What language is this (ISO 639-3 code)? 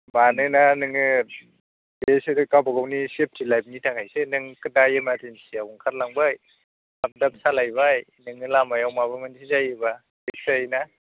brx